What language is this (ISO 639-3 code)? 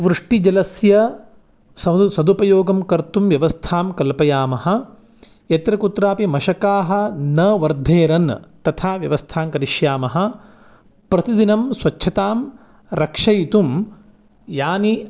san